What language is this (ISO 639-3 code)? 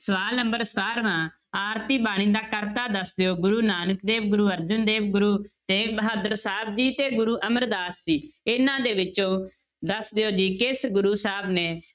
pan